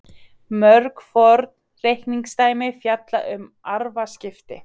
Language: Icelandic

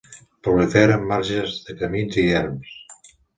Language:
Catalan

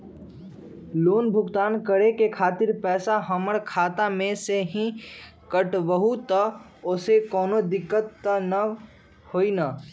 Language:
Magahi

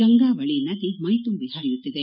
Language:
Kannada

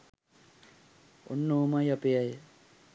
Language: Sinhala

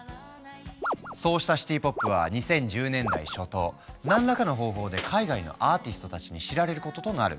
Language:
Japanese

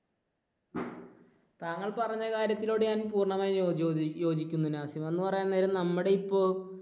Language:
Malayalam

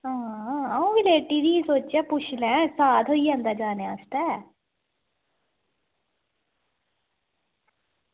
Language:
Dogri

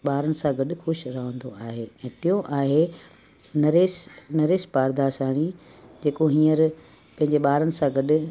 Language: Sindhi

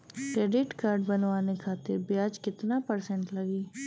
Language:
Bhojpuri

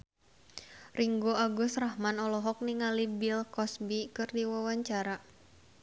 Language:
Sundanese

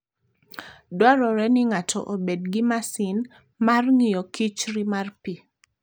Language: Luo (Kenya and Tanzania)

